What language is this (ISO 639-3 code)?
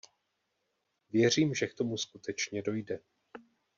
ces